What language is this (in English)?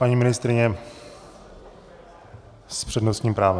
Czech